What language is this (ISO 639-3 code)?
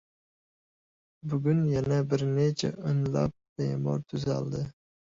uzb